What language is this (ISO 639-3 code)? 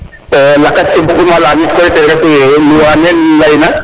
srr